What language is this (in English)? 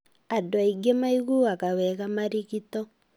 Kikuyu